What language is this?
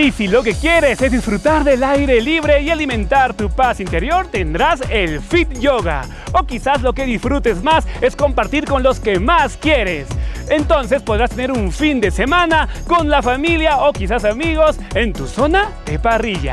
Spanish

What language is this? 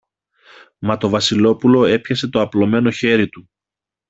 Greek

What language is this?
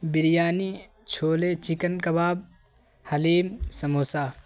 Urdu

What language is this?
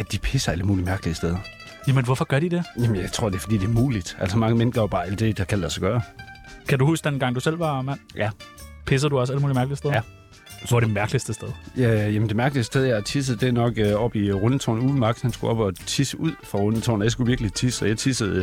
Danish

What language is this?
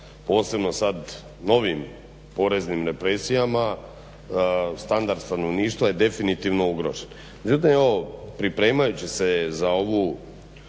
Croatian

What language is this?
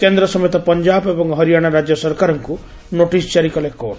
Odia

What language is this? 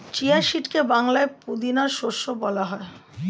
Bangla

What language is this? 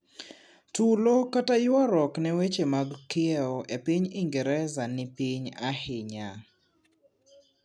Luo (Kenya and Tanzania)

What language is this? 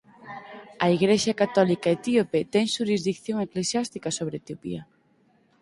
Galician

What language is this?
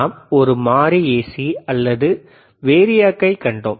Tamil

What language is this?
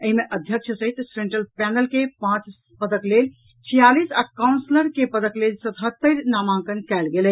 Maithili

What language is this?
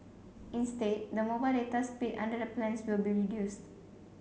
English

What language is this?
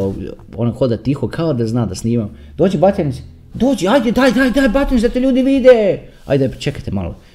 Croatian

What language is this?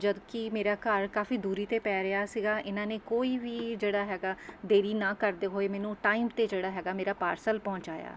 Punjabi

